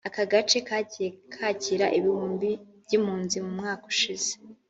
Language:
Kinyarwanda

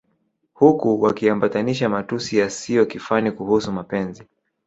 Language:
Swahili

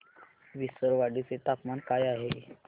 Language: Marathi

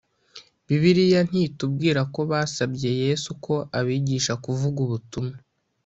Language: Kinyarwanda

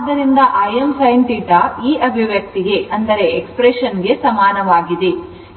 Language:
Kannada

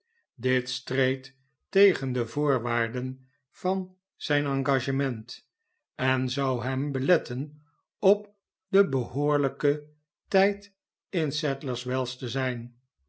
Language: Dutch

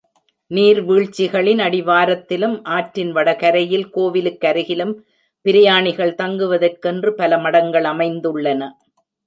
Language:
Tamil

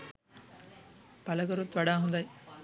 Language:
Sinhala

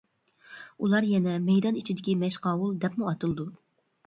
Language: Uyghur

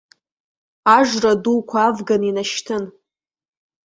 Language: Abkhazian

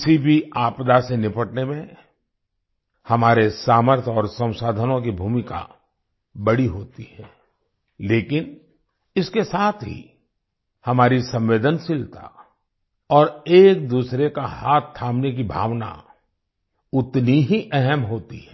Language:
Hindi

